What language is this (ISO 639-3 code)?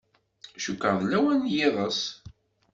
kab